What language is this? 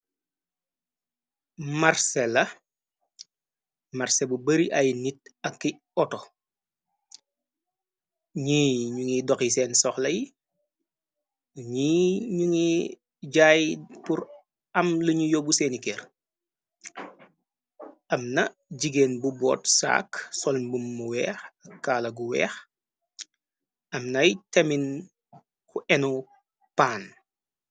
Wolof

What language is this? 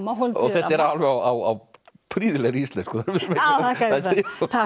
Icelandic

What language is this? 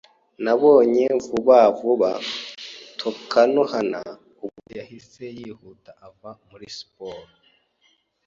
Kinyarwanda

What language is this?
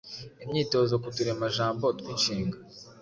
Kinyarwanda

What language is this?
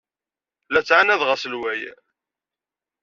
Kabyle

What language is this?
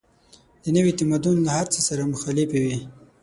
Pashto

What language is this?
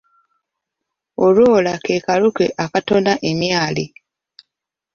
Ganda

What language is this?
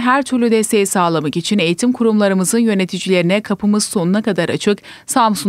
Turkish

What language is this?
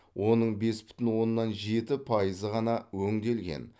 Kazakh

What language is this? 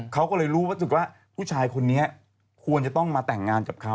Thai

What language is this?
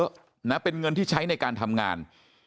Thai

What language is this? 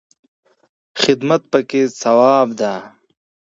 Pashto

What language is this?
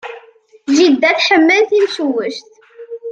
Kabyle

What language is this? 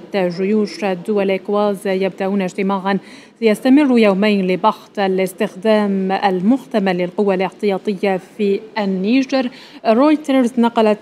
Arabic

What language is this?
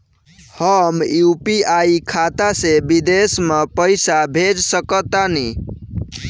Bhojpuri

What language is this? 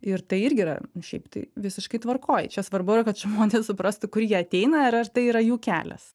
Lithuanian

